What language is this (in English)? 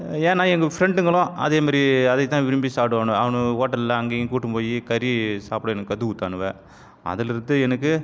Tamil